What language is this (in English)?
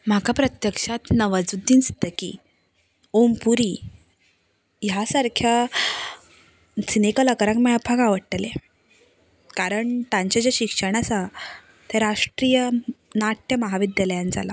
Konkani